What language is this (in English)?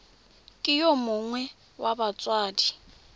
Tswana